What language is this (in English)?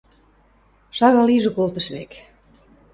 Western Mari